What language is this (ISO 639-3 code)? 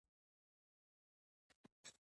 pus